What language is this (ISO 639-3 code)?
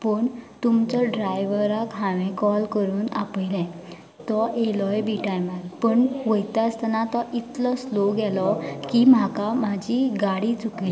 kok